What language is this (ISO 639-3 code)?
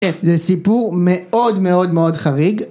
heb